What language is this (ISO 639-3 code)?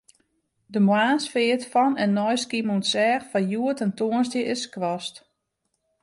fry